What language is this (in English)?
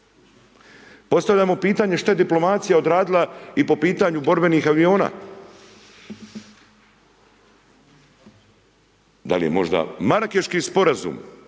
Croatian